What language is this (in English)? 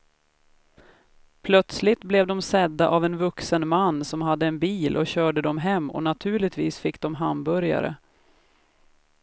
Swedish